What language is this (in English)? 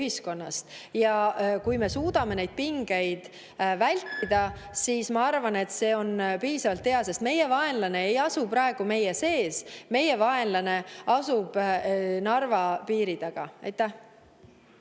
Estonian